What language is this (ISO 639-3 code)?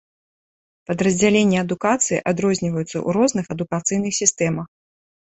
bel